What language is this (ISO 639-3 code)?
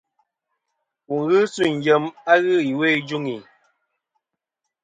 bkm